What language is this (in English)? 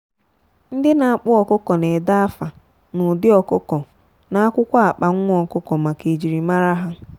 Igbo